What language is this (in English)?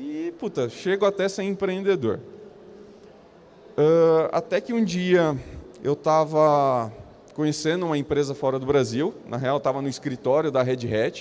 Portuguese